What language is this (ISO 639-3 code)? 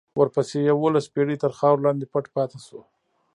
pus